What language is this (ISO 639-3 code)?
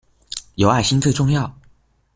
zho